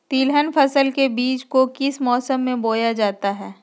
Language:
Magahi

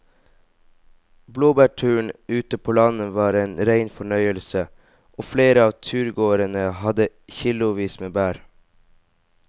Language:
Norwegian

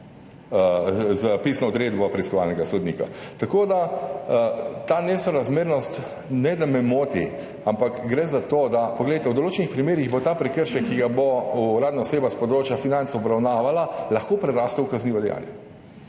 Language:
Slovenian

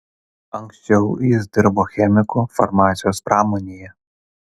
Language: Lithuanian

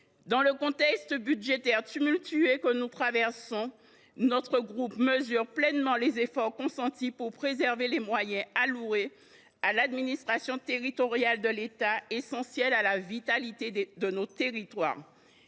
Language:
French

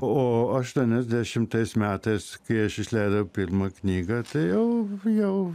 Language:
Lithuanian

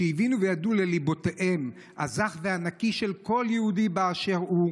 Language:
Hebrew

